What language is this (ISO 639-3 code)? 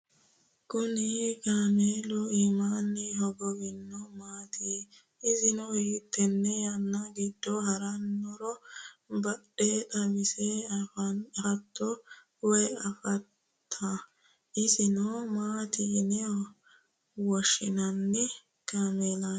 sid